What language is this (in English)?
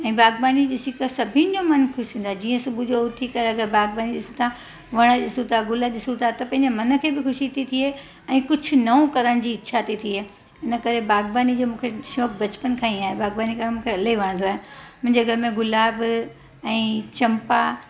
Sindhi